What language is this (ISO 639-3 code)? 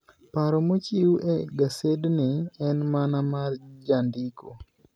luo